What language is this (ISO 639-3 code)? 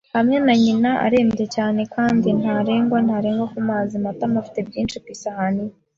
kin